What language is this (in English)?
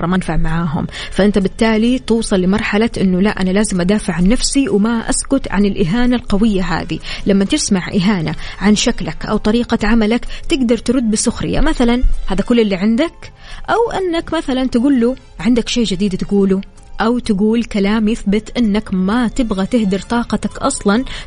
Arabic